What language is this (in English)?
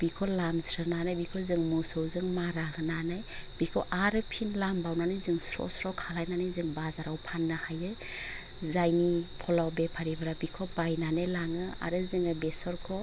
Bodo